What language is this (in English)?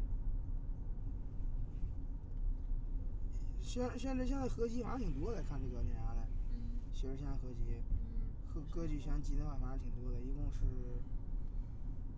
Chinese